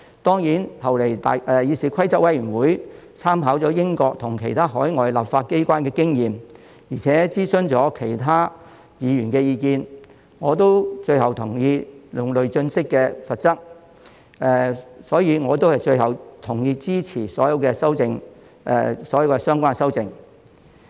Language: Cantonese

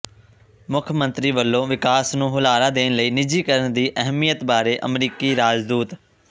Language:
Punjabi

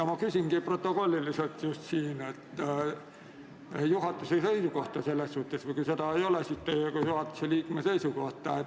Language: Estonian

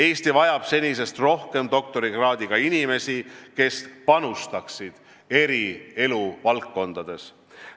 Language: Estonian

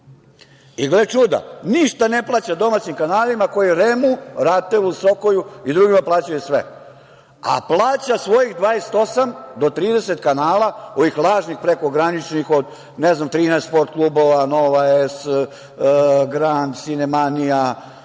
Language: Serbian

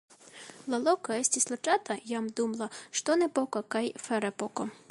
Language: Esperanto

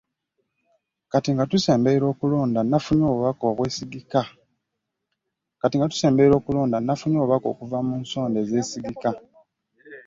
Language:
Ganda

